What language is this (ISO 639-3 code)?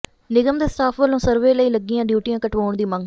pan